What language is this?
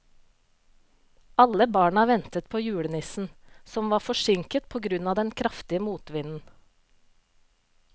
Norwegian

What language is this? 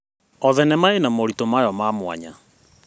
Kikuyu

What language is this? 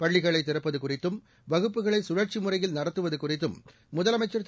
Tamil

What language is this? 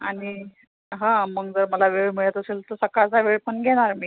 Marathi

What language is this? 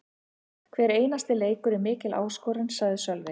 Icelandic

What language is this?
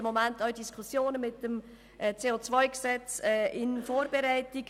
Swiss German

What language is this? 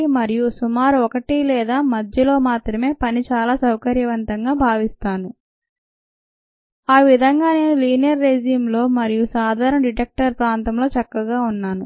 Telugu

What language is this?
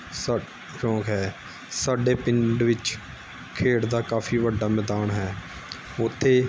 Punjabi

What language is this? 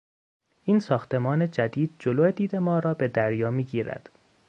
Persian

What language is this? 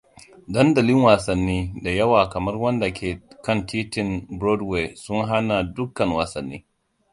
Hausa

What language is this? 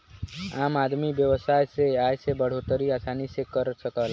Bhojpuri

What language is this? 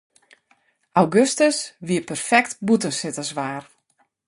Western Frisian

